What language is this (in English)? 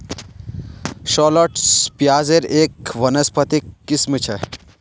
Magahi